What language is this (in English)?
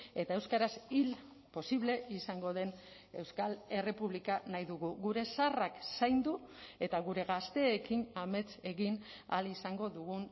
Basque